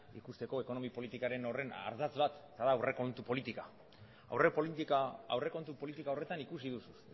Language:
Basque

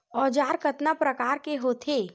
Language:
Chhattisgarhi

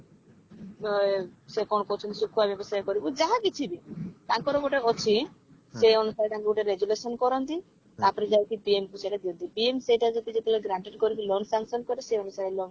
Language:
Odia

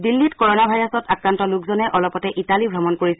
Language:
Assamese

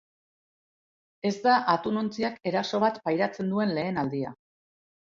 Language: Basque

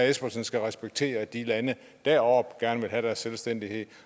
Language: Danish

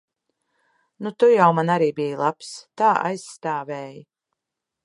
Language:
Latvian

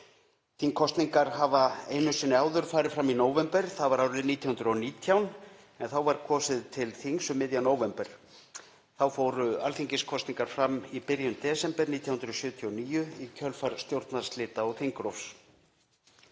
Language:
Icelandic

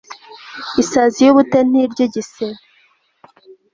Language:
Kinyarwanda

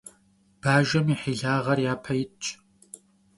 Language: Kabardian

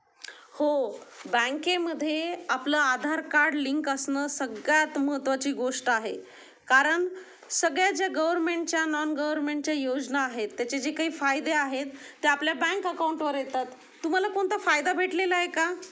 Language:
Marathi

